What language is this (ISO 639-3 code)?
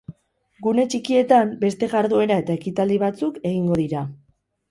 eus